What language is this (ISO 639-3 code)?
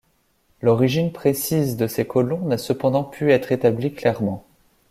fra